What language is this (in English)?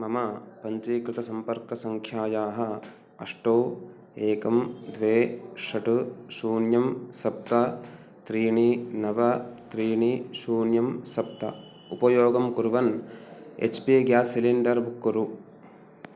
Sanskrit